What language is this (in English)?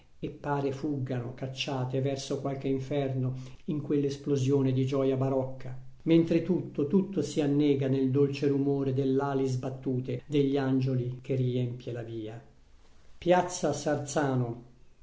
Italian